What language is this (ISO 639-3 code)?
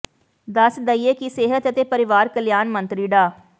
pan